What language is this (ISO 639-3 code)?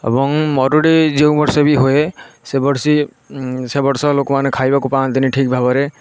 ori